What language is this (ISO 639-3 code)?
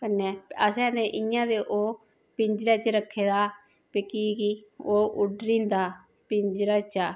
doi